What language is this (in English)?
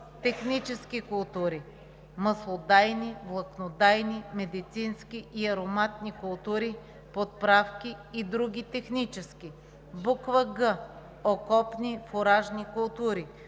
Bulgarian